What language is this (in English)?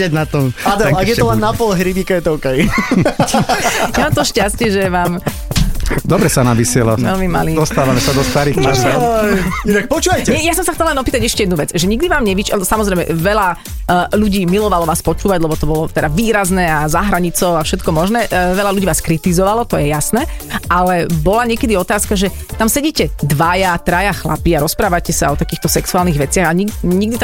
Slovak